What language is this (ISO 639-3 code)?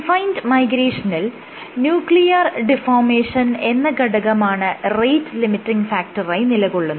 mal